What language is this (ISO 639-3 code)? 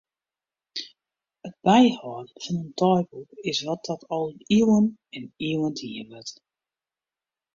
fry